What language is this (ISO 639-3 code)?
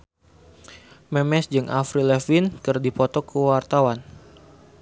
sun